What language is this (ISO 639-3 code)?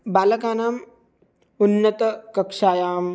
san